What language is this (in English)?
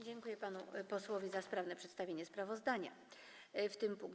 Polish